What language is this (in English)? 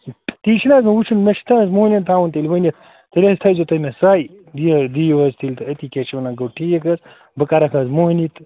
Kashmiri